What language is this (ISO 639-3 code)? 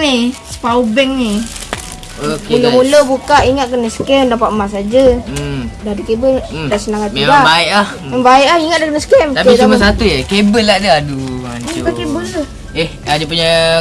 msa